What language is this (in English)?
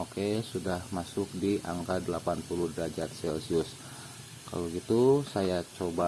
Indonesian